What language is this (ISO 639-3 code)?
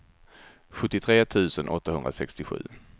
swe